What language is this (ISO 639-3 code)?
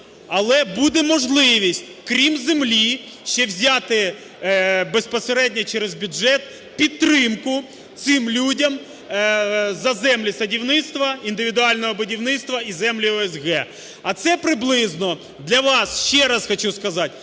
ukr